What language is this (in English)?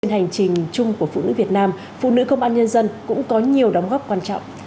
Vietnamese